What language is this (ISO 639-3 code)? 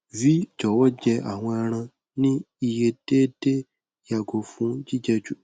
yor